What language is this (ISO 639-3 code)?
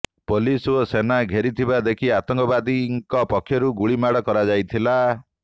ori